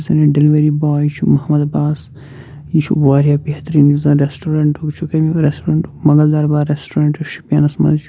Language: Kashmiri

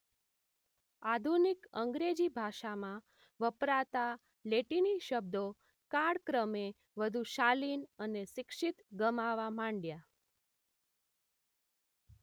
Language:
Gujarati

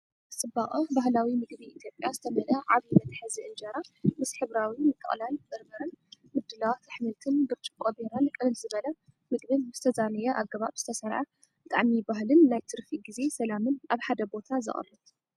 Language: Tigrinya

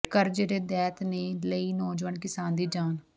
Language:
Punjabi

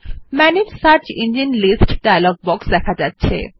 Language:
Bangla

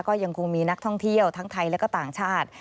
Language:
Thai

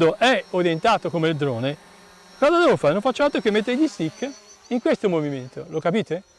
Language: Italian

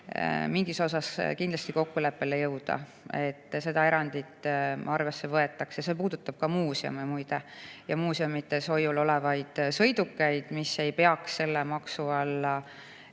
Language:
Estonian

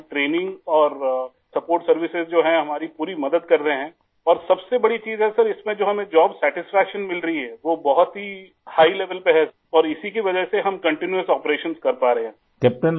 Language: Urdu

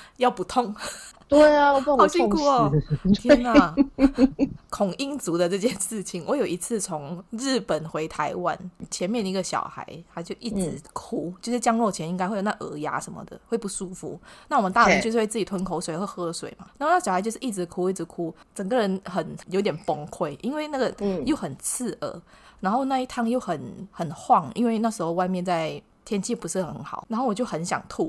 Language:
Chinese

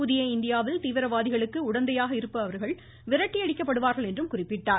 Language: Tamil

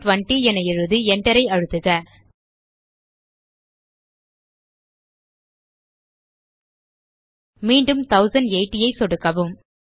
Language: Tamil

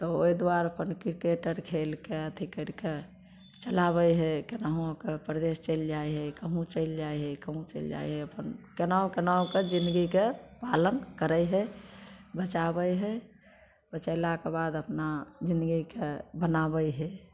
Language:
Maithili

